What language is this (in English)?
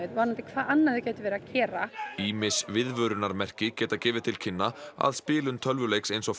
Icelandic